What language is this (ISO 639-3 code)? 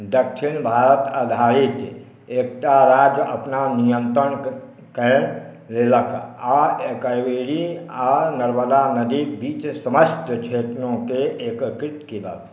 mai